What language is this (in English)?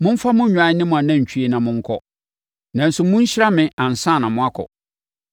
Akan